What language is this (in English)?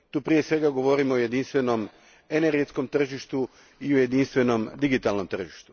Croatian